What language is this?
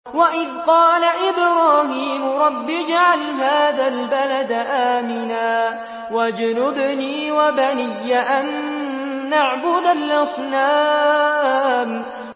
Arabic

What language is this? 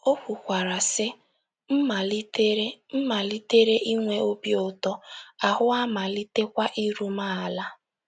Igbo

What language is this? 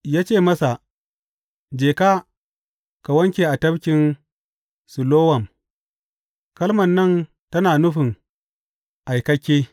Hausa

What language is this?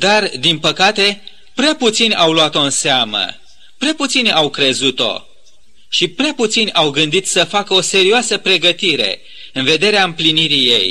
Romanian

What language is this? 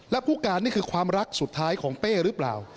Thai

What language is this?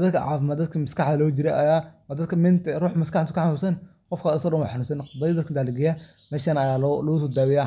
Somali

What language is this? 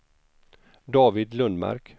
Swedish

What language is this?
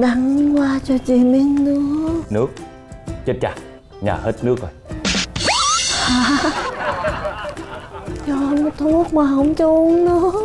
Vietnamese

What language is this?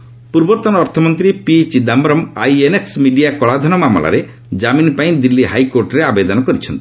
Odia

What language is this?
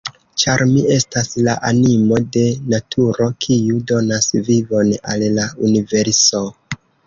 Esperanto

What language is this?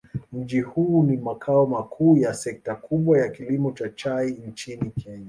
Swahili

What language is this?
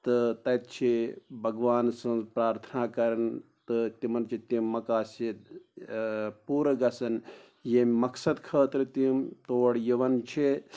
Kashmiri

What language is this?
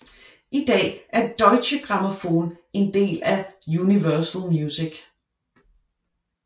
Danish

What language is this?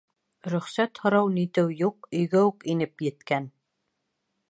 Bashkir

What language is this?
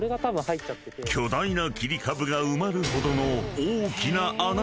Japanese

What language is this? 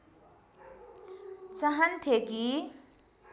Nepali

